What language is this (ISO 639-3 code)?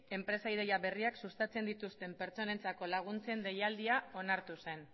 eus